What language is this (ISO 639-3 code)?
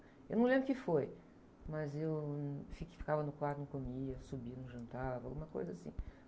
por